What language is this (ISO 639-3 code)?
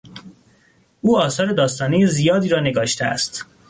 fas